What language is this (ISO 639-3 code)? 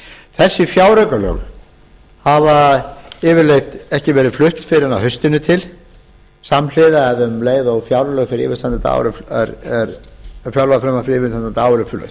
isl